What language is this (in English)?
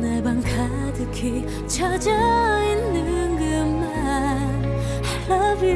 Korean